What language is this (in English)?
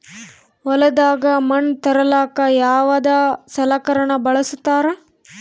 Kannada